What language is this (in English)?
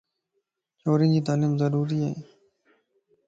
Lasi